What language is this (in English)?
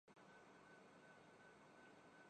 Urdu